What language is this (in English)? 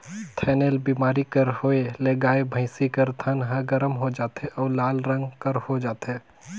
Chhattisgarhi